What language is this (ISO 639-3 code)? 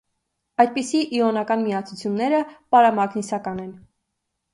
hye